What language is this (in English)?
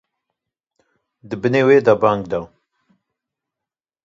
Kurdish